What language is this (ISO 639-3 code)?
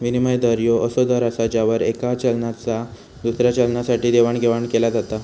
mar